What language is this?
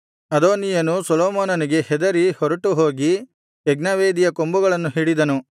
Kannada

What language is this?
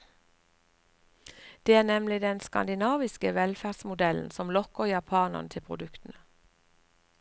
Norwegian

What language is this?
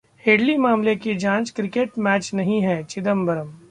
Hindi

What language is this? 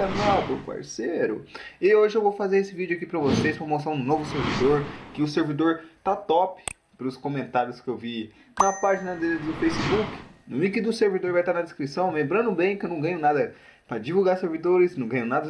Portuguese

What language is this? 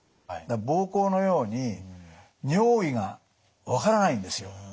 Japanese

